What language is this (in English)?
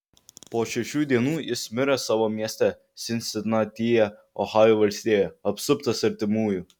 Lithuanian